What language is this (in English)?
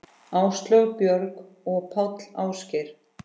Icelandic